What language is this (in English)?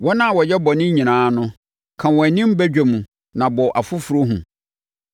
Akan